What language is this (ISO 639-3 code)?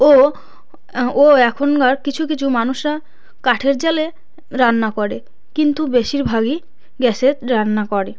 ben